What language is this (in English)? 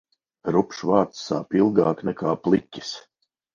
Latvian